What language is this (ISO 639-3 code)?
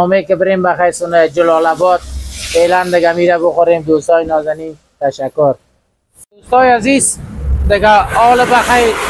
fas